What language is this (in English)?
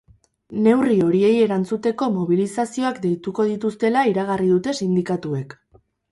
Basque